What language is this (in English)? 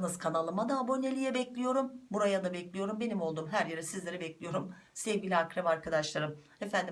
Turkish